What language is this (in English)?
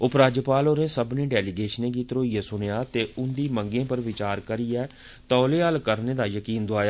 Dogri